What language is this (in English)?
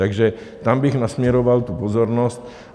Czech